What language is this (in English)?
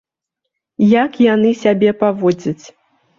Belarusian